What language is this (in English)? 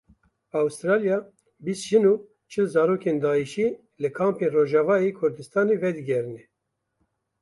Kurdish